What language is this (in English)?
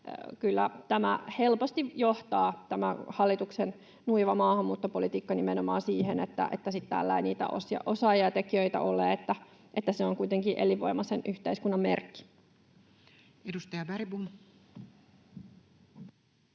Finnish